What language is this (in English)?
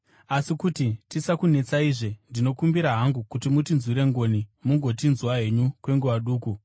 Shona